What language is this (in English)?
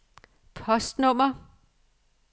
Danish